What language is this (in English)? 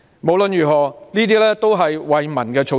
Cantonese